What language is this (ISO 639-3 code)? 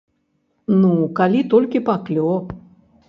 bel